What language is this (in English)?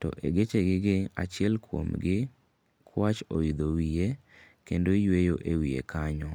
Luo (Kenya and Tanzania)